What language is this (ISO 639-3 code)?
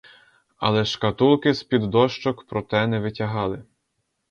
ukr